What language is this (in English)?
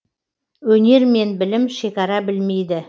Kazakh